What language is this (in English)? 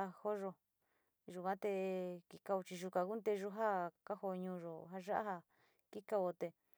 Sinicahua Mixtec